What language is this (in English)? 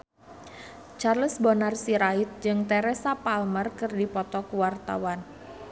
Sundanese